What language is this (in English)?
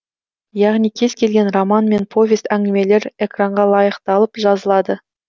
Kazakh